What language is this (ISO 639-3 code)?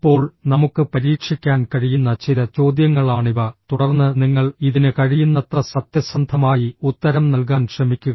mal